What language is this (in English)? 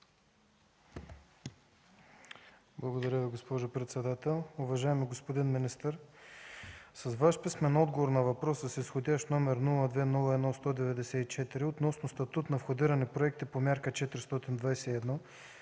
Bulgarian